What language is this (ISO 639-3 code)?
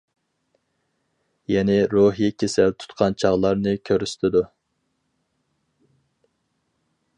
uig